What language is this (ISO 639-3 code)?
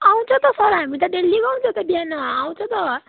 nep